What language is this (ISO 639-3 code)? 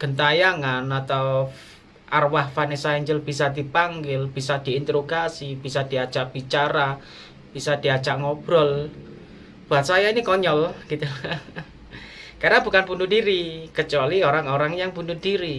ind